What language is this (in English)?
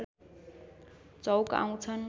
Nepali